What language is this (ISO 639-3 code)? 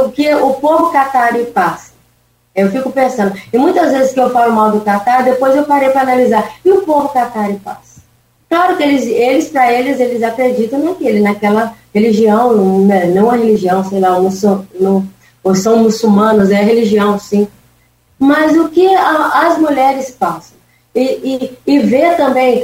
por